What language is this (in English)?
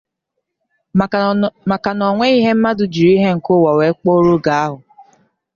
Igbo